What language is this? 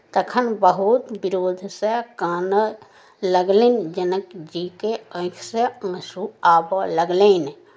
Maithili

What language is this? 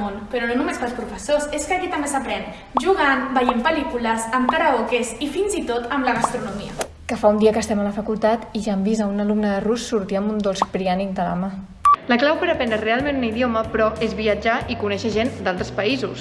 Catalan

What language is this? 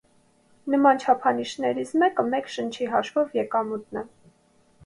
Armenian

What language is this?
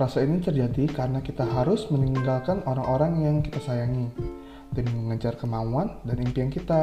Indonesian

